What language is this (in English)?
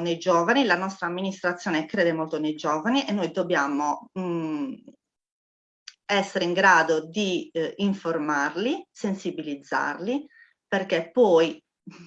Italian